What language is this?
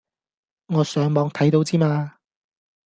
Cantonese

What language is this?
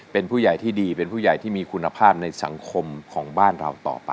Thai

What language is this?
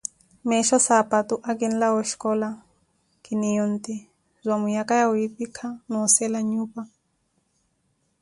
Koti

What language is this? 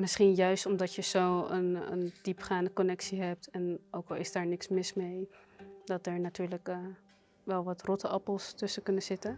Dutch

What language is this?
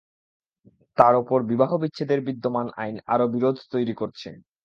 Bangla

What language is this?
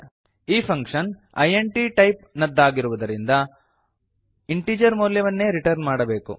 Kannada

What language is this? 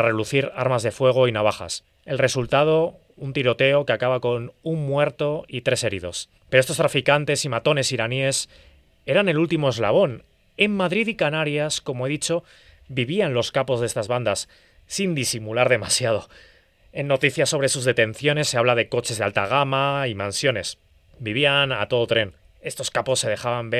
Spanish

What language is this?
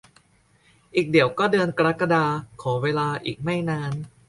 Thai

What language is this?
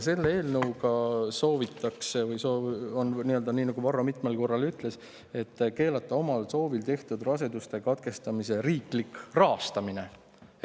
Estonian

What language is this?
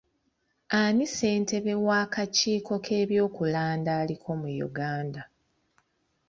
Ganda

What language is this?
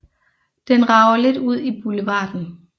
Danish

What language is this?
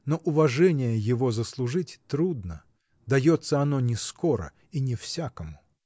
Russian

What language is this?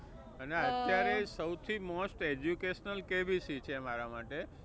Gujarati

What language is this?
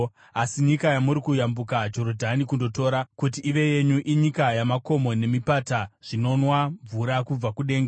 Shona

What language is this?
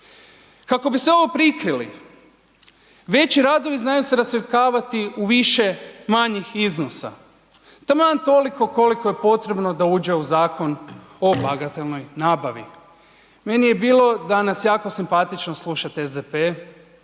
Croatian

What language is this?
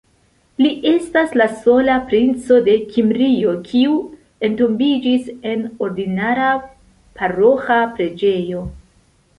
Esperanto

